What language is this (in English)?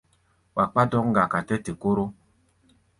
Gbaya